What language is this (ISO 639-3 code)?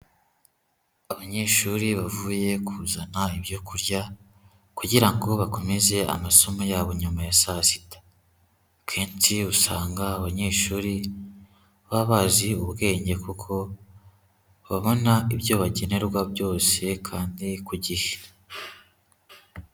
kin